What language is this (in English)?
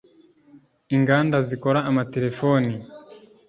Kinyarwanda